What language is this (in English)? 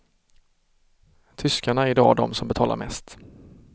Swedish